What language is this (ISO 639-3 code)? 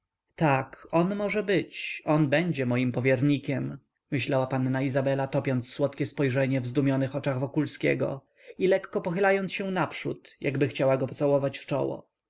pol